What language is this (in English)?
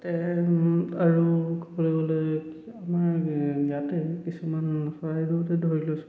Assamese